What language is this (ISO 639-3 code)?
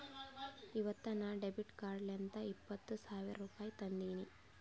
kan